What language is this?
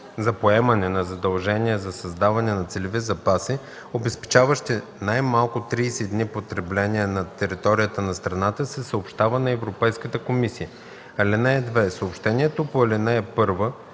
Bulgarian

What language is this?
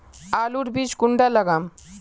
Magahi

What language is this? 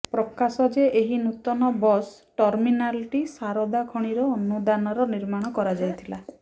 Odia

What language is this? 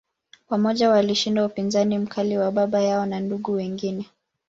Swahili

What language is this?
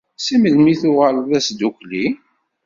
Kabyle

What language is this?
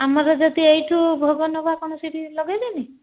Odia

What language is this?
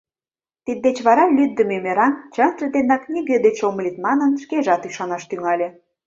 Mari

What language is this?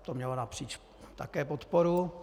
Czech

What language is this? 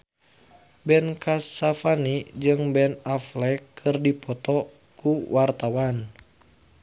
Sundanese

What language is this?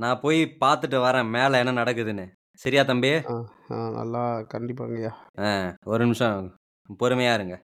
Tamil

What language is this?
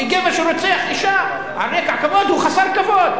Hebrew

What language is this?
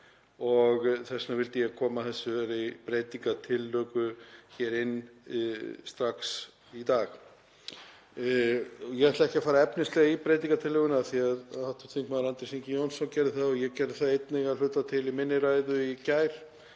Icelandic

